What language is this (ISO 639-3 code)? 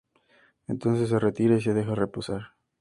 spa